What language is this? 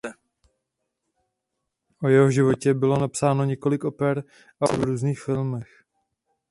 Czech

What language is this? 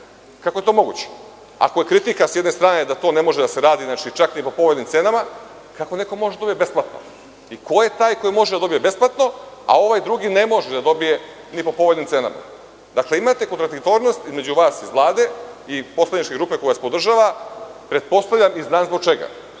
Serbian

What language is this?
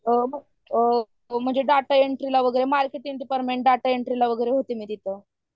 Marathi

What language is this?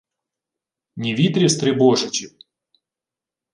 Ukrainian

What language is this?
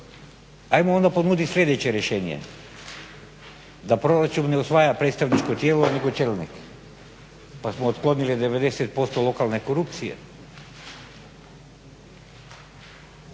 Croatian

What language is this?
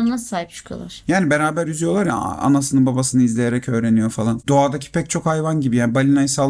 Turkish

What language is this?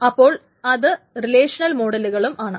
Malayalam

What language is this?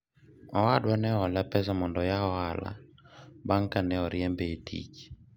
Luo (Kenya and Tanzania)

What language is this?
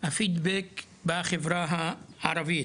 Hebrew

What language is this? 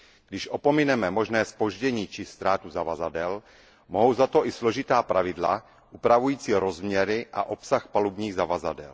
Czech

